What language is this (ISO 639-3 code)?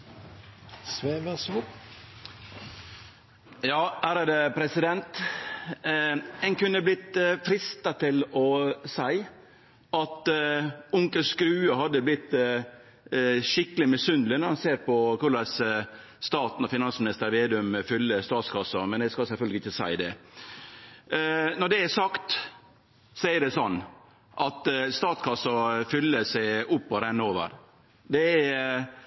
nor